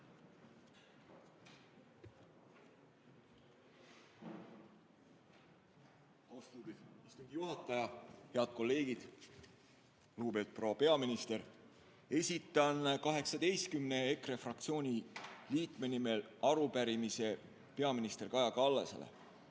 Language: Estonian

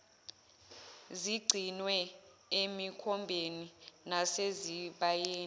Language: Zulu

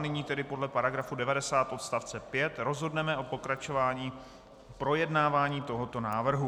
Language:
Czech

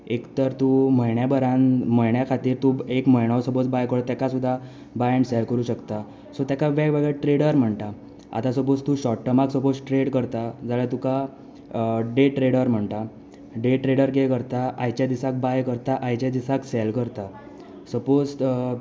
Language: Konkani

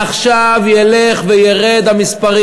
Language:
Hebrew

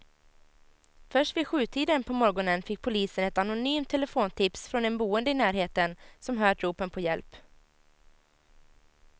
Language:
Swedish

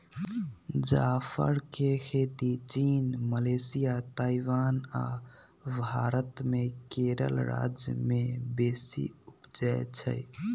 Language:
Magahi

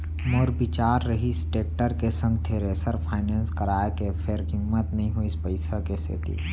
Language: Chhattisgarhi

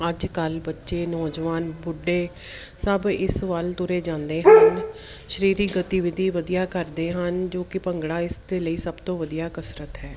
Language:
Punjabi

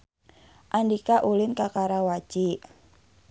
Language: Sundanese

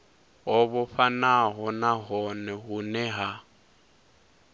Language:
Venda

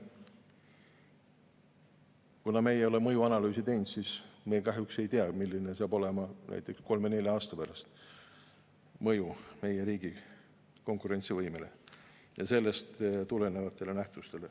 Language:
Estonian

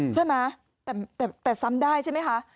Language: Thai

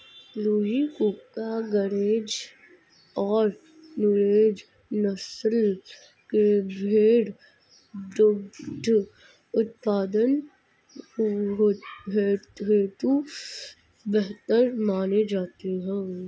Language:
Hindi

